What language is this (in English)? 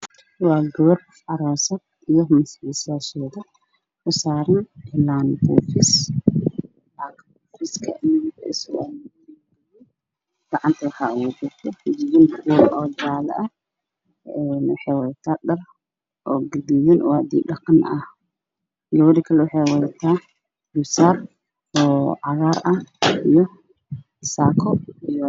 Somali